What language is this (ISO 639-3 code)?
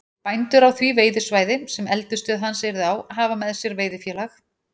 isl